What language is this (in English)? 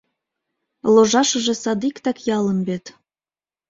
Mari